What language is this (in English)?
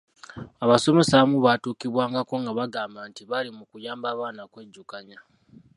Ganda